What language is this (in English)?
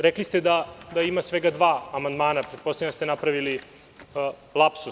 Serbian